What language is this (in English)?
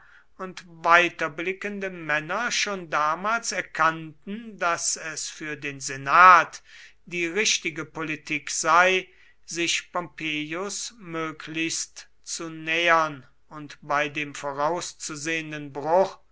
German